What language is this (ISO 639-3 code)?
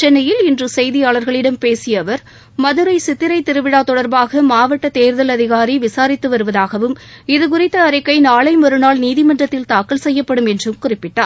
tam